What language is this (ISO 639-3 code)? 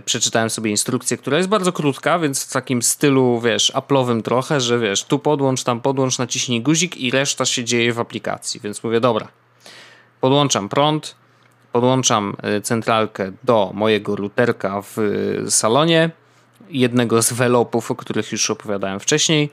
pol